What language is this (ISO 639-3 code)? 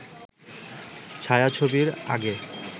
ben